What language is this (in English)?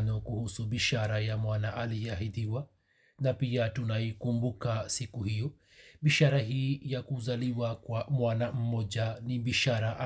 Swahili